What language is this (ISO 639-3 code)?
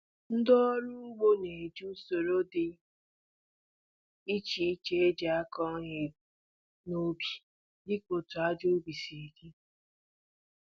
ibo